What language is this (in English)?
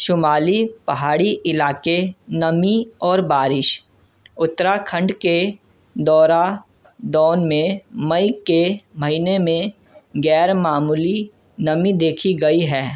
Urdu